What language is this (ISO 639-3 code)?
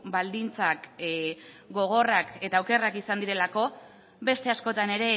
eus